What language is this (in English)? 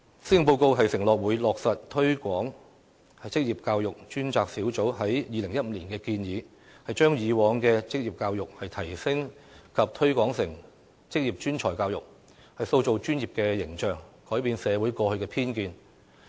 Cantonese